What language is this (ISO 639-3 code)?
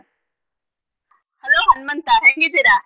kan